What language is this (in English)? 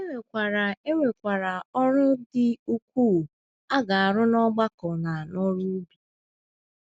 Igbo